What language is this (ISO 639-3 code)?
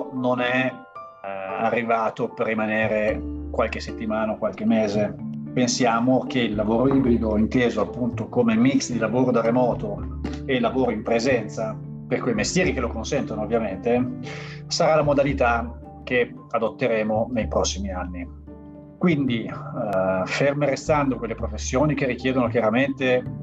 ita